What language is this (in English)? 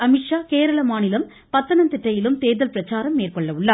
Tamil